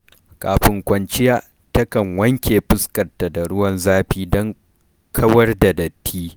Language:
Hausa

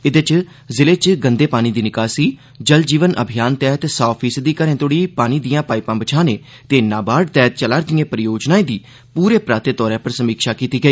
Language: Dogri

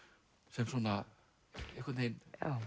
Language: Icelandic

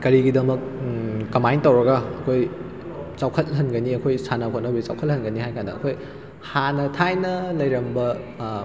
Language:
Manipuri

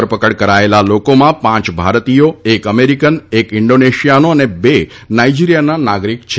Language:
Gujarati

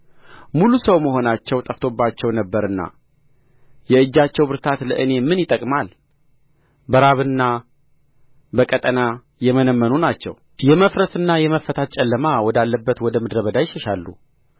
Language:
Amharic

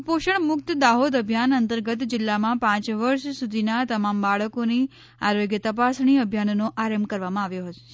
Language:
Gujarati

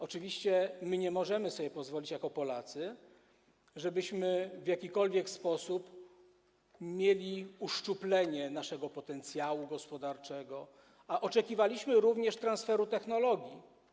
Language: Polish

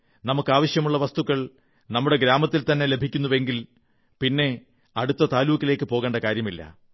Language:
Malayalam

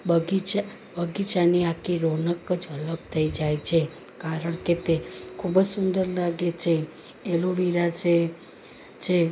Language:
Gujarati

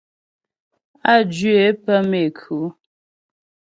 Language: Ghomala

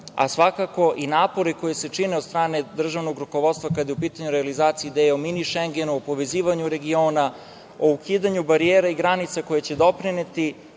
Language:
Serbian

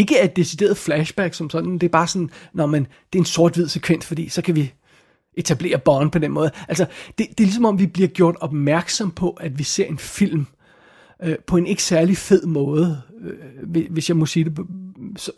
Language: Danish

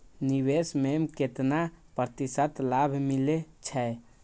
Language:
Maithili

